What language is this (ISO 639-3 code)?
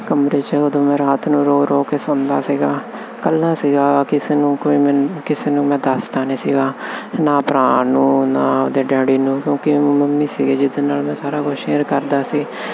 pan